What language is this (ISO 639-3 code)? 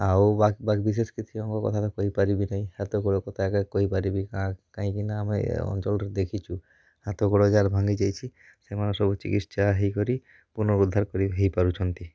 ori